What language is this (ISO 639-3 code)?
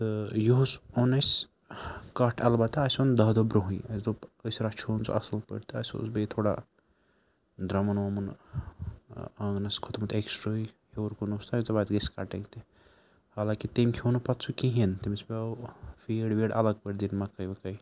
kas